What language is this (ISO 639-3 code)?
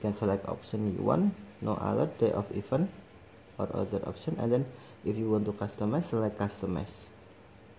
ind